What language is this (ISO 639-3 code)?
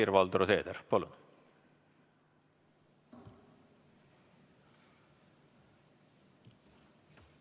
est